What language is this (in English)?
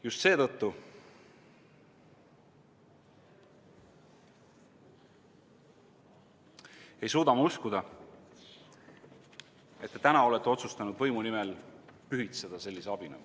Estonian